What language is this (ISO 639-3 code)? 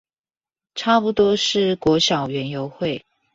zho